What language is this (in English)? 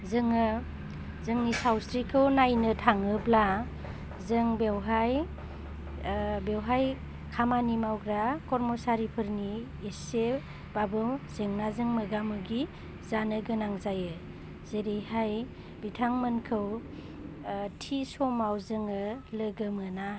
Bodo